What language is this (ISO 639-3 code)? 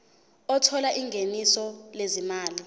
zul